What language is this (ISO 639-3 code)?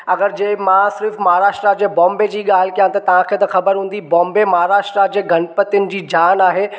snd